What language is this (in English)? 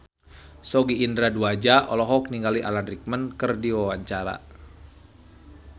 Sundanese